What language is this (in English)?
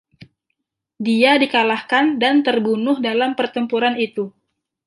Indonesian